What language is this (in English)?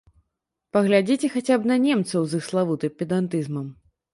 Belarusian